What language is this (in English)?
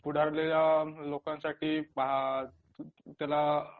Marathi